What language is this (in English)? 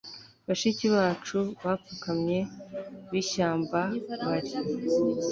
Kinyarwanda